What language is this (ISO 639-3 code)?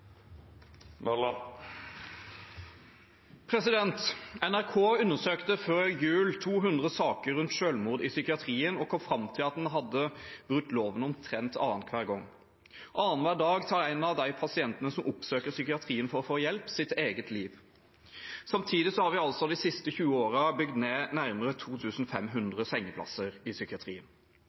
nor